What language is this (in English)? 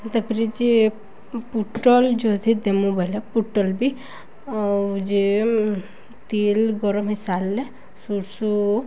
Odia